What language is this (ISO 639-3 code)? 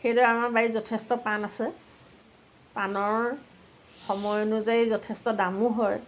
asm